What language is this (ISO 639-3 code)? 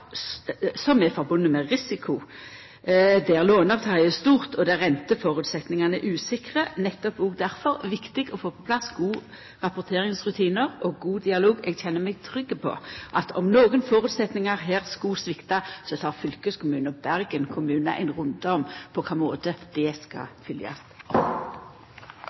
nno